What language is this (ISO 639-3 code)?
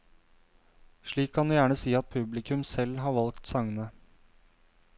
nor